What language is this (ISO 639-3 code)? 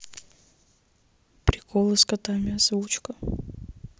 rus